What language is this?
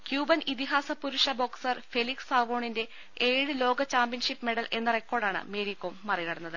Malayalam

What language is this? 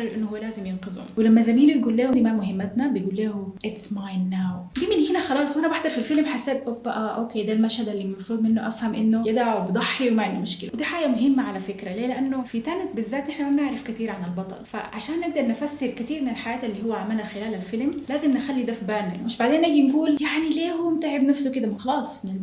Arabic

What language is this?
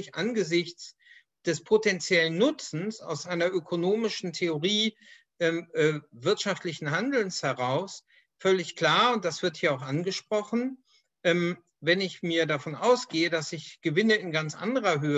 German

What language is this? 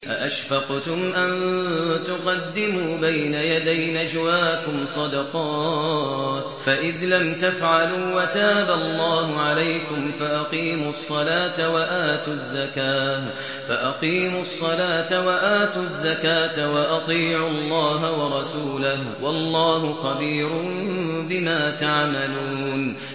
Arabic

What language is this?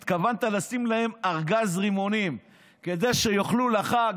Hebrew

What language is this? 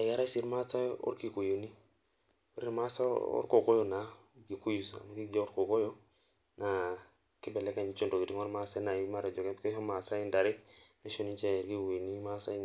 Masai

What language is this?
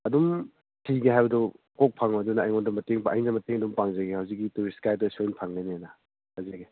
Manipuri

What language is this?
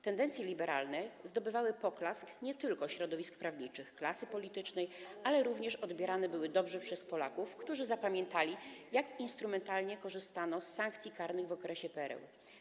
Polish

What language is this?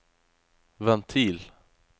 Norwegian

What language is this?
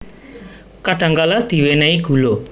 Javanese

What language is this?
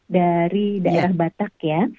Indonesian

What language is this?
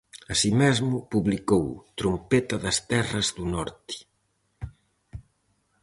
Galician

